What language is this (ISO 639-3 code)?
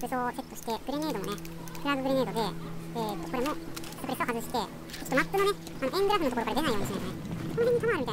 jpn